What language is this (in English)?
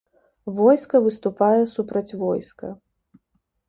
Belarusian